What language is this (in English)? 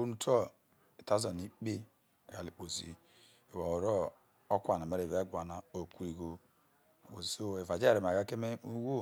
Isoko